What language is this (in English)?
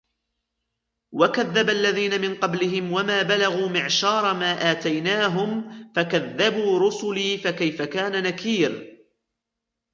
Arabic